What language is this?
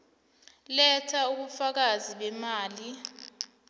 South Ndebele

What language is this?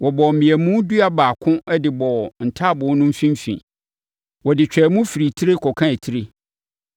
Akan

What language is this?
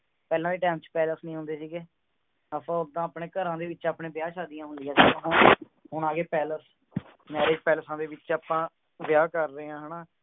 Punjabi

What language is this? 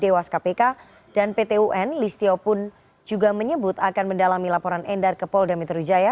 Indonesian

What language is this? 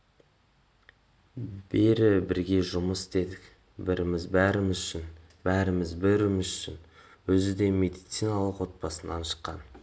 Kazakh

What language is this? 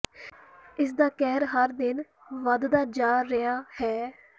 Punjabi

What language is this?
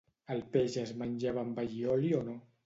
Catalan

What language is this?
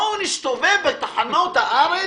Hebrew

